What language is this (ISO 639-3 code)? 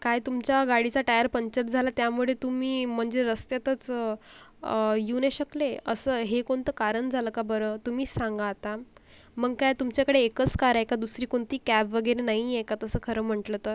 mar